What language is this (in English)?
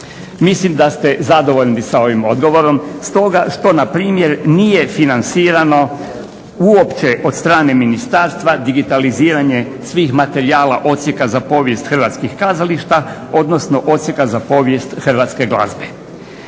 Croatian